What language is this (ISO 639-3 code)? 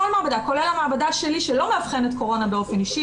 heb